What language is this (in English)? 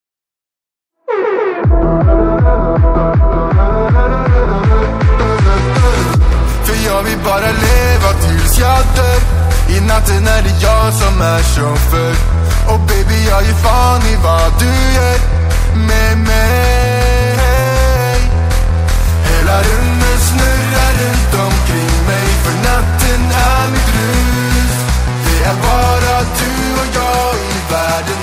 Turkish